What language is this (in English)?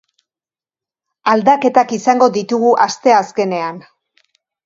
Basque